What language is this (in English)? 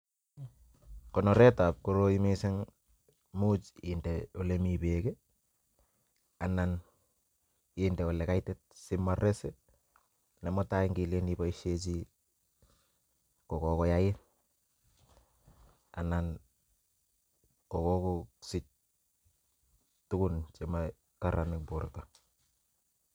Kalenjin